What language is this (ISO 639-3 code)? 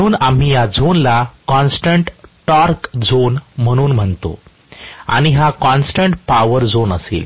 mar